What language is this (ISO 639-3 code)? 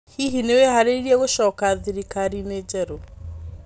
kik